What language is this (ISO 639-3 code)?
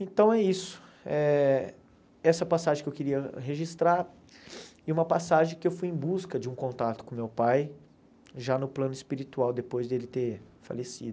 por